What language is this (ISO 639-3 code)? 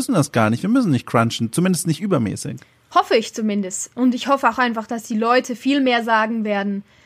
deu